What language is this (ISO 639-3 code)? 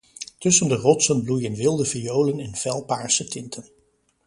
nld